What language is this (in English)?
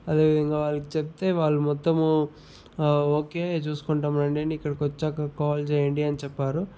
Telugu